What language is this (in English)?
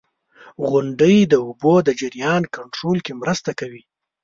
Pashto